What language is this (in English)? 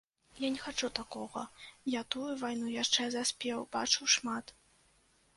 Belarusian